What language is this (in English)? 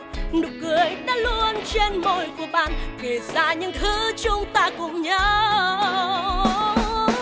Vietnamese